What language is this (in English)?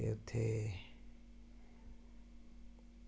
Dogri